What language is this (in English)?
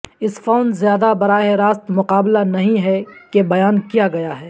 Urdu